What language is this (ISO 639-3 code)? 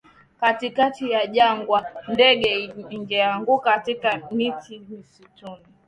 swa